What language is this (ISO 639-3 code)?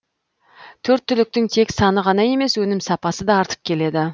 kaz